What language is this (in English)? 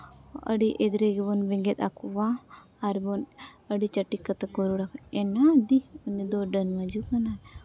Santali